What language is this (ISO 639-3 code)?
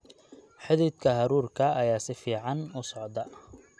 som